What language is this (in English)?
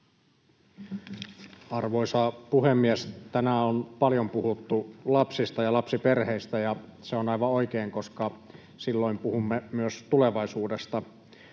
Finnish